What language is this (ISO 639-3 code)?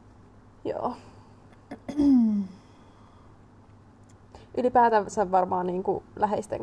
fin